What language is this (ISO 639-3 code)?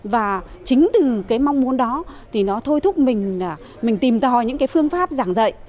vie